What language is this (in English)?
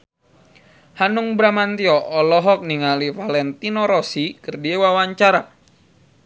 Sundanese